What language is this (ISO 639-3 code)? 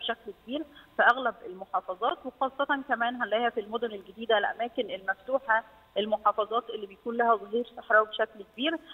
ara